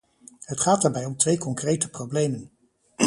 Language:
Dutch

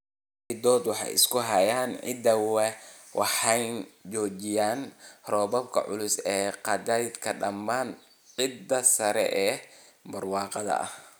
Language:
Somali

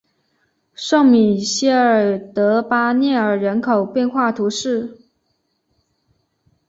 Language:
Chinese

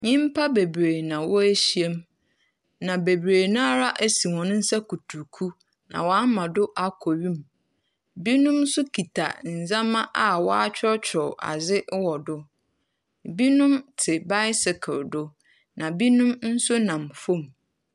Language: Akan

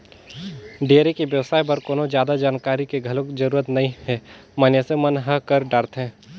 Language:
Chhattisgarhi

